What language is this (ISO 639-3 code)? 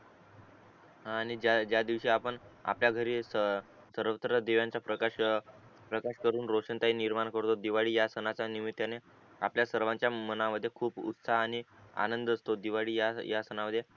mar